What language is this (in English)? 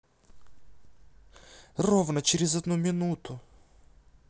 Russian